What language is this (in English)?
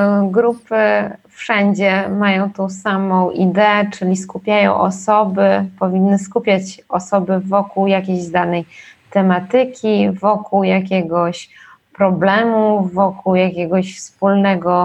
Polish